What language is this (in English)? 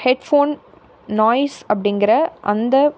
Tamil